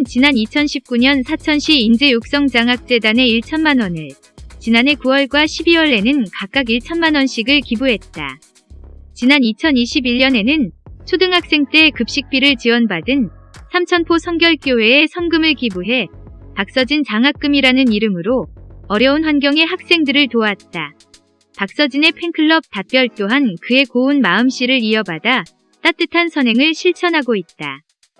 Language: Korean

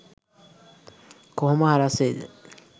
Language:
Sinhala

